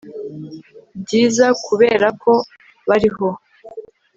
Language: Kinyarwanda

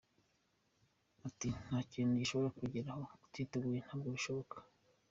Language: Kinyarwanda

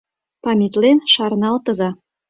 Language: Mari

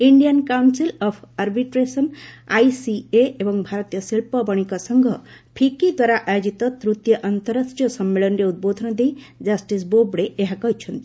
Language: Odia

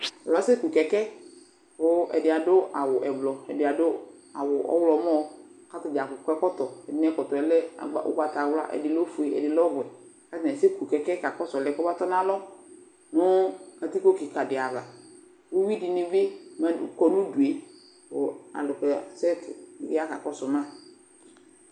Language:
Ikposo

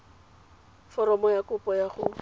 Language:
Tswana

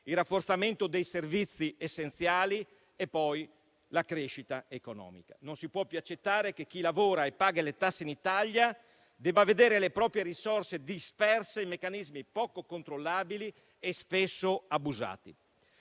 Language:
Italian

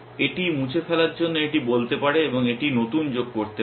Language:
Bangla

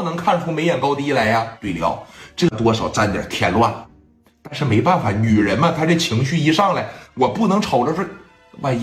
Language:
Chinese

